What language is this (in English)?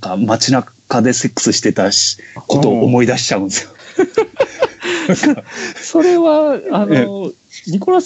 Japanese